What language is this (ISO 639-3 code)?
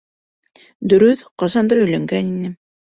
bak